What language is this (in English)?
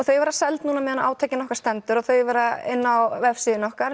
Icelandic